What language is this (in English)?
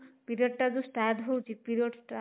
Odia